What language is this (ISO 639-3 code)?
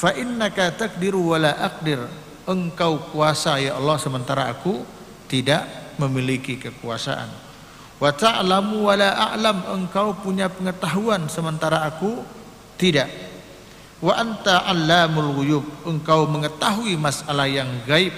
ind